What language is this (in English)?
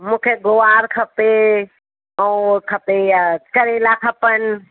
Sindhi